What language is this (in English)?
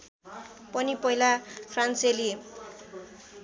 Nepali